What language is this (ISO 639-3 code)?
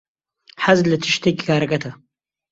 ckb